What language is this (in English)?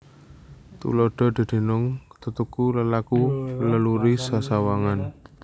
Javanese